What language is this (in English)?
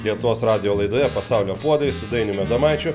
Lithuanian